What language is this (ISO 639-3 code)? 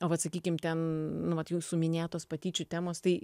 lit